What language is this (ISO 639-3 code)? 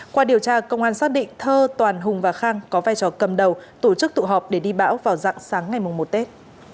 vie